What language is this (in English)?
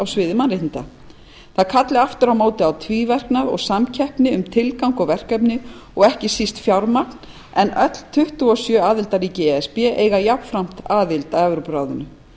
Icelandic